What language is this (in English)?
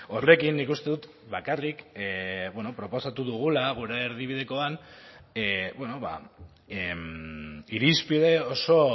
Basque